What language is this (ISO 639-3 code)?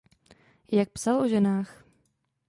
ces